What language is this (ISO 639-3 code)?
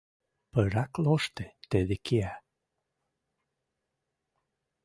mrj